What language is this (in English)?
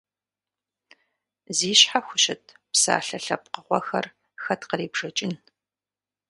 Kabardian